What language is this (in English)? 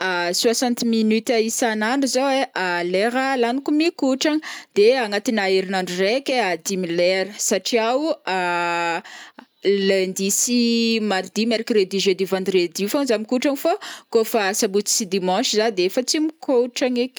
Northern Betsimisaraka Malagasy